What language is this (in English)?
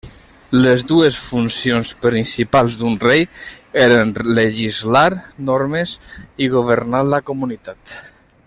Catalan